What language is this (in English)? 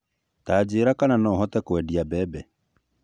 Kikuyu